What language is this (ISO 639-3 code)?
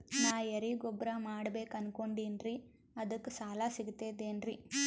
kan